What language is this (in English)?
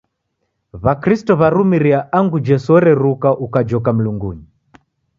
Taita